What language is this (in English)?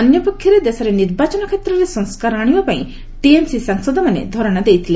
Odia